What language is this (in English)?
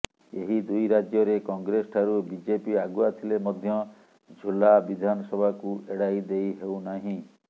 Odia